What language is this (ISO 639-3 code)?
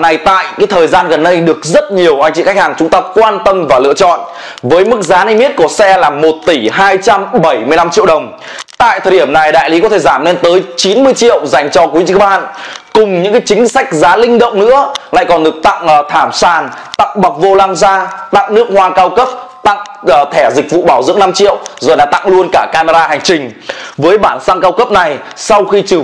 vie